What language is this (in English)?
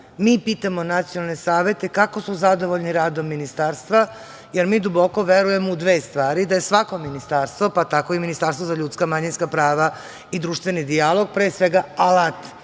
Serbian